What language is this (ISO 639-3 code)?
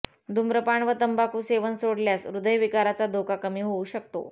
mar